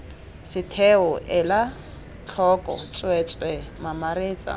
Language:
Tswana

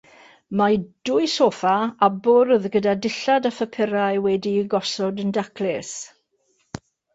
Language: Welsh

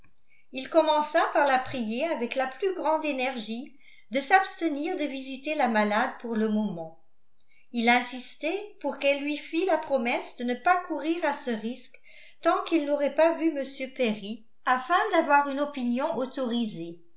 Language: French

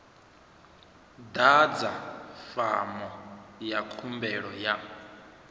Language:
Venda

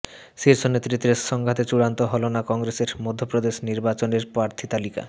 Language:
Bangla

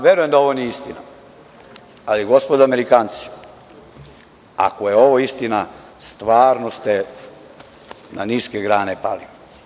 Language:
Serbian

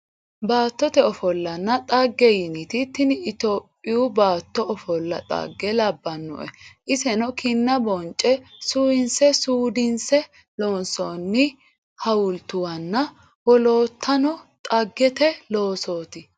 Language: Sidamo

